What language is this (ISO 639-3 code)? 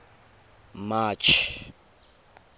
tsn